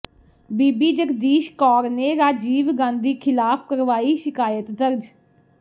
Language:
Punjabi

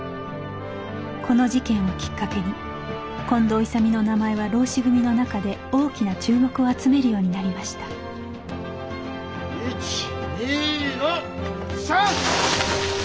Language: Japanese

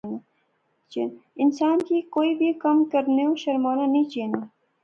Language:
Pahari-Potwari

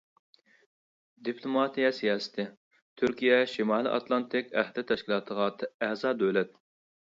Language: Uyghur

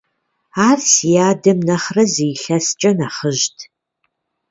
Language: Kabardian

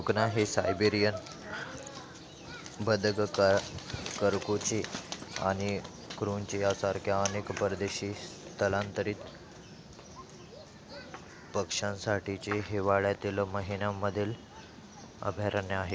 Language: Marathi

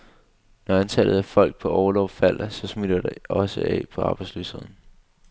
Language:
Danish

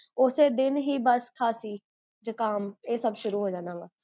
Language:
Punjabi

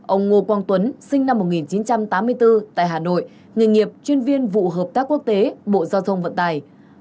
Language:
Vietnamese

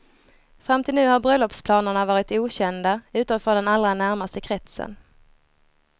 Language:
Swedish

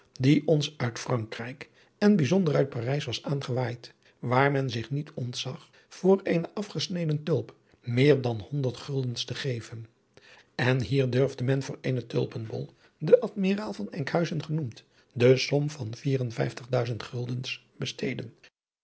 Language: Dutch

